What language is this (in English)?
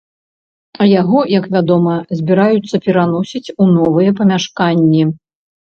Belarusian